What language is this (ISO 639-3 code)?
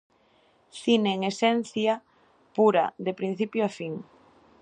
glg